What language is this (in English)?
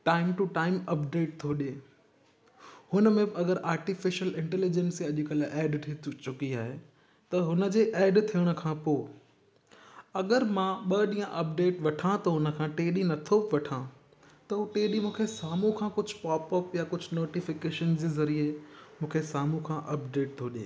Sindhi